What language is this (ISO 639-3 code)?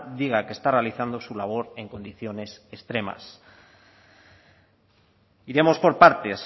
spa